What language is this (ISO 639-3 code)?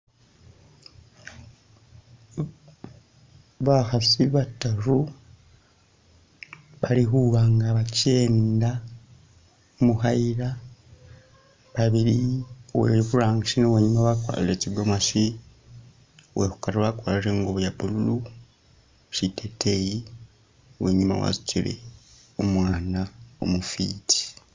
myx